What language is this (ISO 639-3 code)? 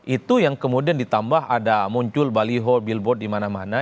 ind